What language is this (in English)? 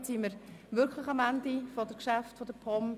Swiss German